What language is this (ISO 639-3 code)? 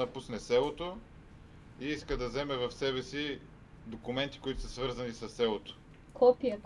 bul